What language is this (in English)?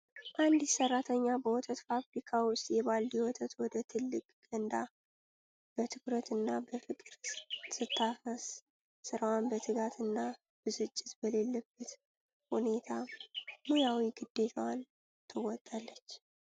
Amharic